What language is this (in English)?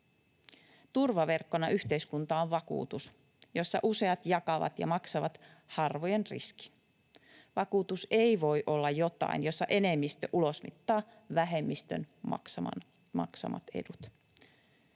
Finnish